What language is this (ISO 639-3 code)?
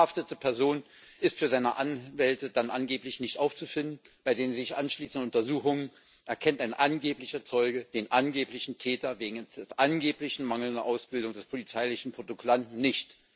deu